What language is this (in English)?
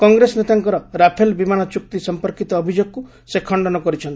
Odia